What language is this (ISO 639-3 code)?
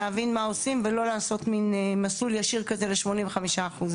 heb